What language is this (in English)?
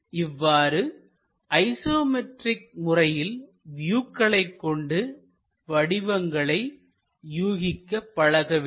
Tamil